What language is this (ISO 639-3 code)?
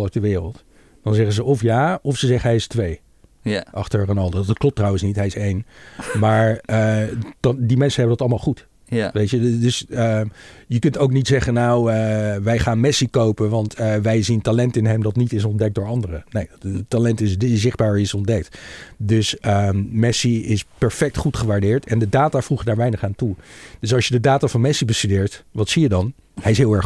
nld